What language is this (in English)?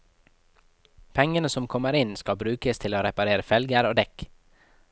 Norwegian